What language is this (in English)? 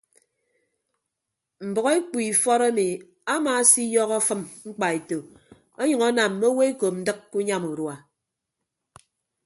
Ibibio